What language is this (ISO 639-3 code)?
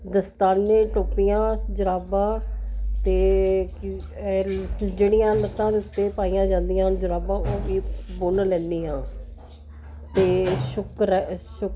pan